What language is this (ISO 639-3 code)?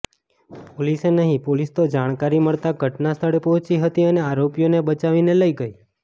guj